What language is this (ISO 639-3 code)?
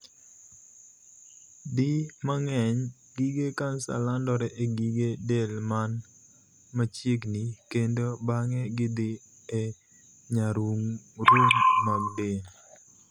luo